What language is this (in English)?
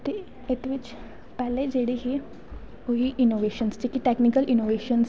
Dogri